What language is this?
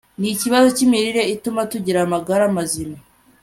Kinyarwanda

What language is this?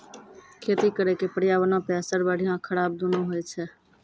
Maithili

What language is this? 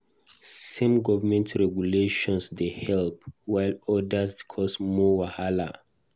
Nigerian Pidgin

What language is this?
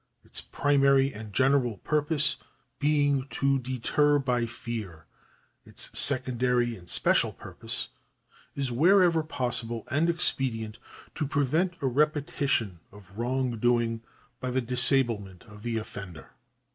English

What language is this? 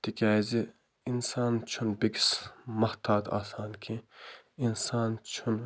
Kashmiri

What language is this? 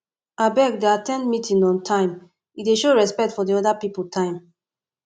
Nigerian Pidgin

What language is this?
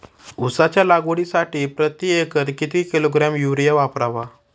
Marathi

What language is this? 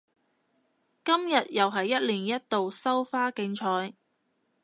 Cantonese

